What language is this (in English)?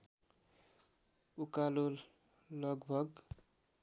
Nepali